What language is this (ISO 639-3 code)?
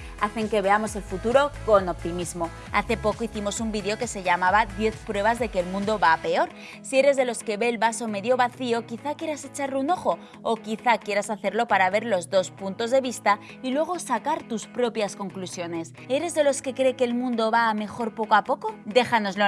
spa